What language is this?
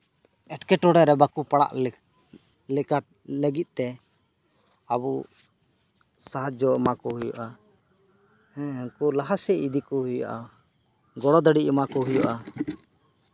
Santali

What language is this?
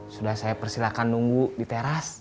Indonesian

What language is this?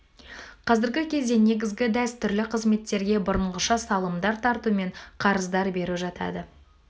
Kazakh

